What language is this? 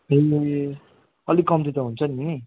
Nepali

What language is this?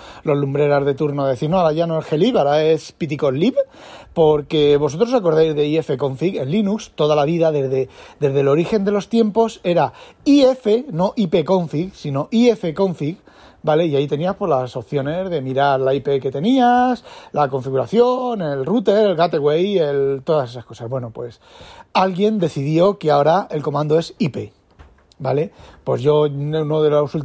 Spanish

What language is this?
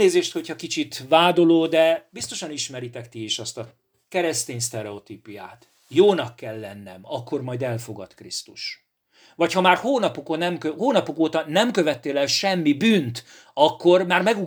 Hungarian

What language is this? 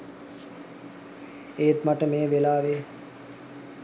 Sinhala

